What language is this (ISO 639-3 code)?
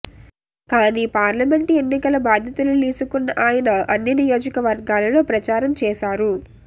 tel